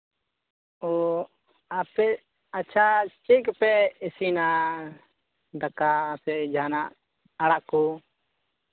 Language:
Santali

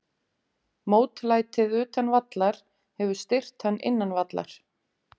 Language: Icelandic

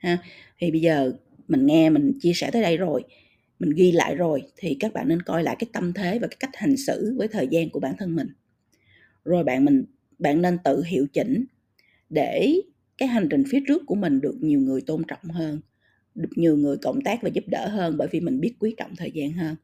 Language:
Vietnamese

